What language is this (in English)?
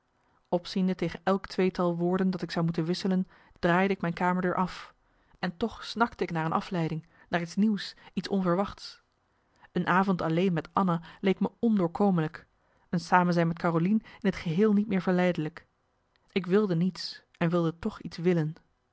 Dutch